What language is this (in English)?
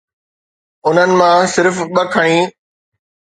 Sindhi